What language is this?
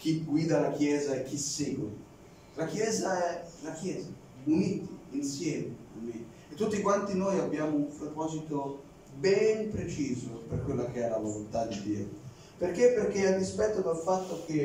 Italian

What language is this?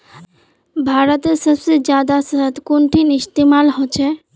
Magahi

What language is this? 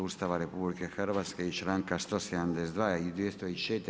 Croatian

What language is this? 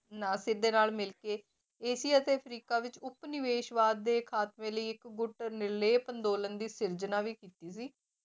Punjabi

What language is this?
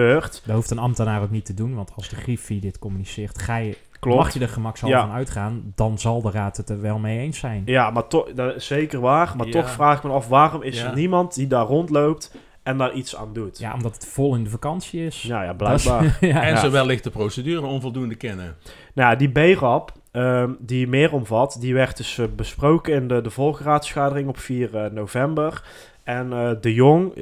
Dutch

